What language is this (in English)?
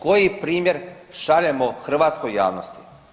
Croatian